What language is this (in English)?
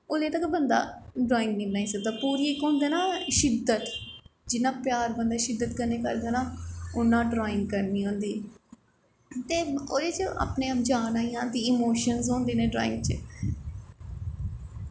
Dogri